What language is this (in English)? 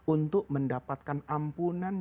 Indonesian